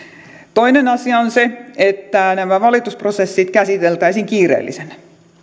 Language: Finnish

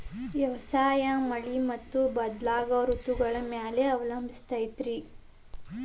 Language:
Kannada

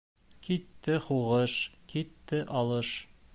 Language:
Bashkir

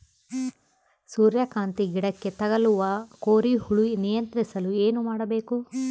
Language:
Kannada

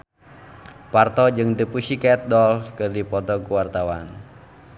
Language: Sundanese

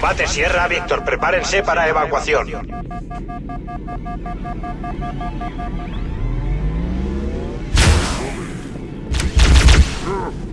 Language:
Spanish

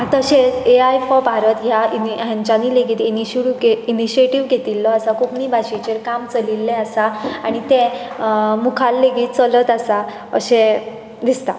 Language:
Konkani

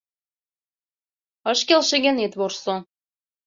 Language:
Mari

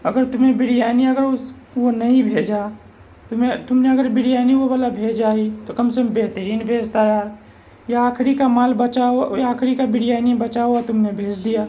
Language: Urdu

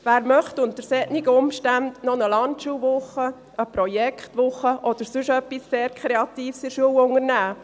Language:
Swiss German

